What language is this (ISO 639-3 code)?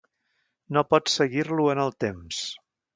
cat